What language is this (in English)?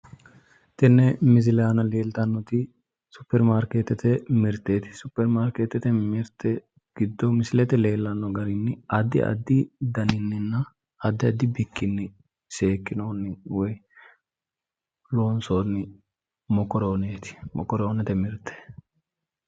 Sidamo